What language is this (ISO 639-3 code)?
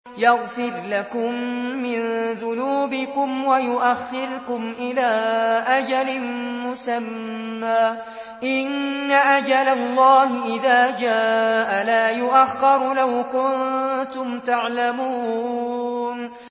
ara